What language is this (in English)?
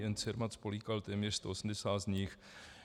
Czech